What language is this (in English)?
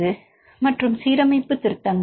Tamil